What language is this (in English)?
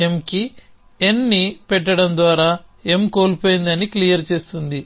Telugu